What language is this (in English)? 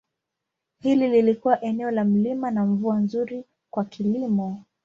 Swahili